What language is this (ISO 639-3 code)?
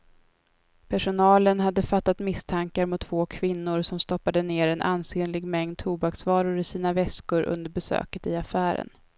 swe